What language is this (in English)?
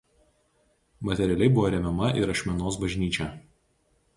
Lithuanian